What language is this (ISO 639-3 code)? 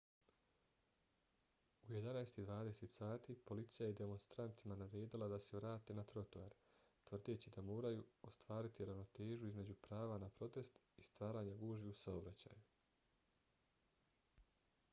bos